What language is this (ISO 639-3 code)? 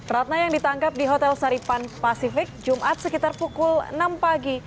ind